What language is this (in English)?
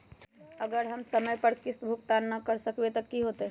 Magahi